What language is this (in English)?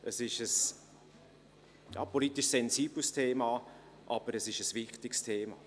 Swiss German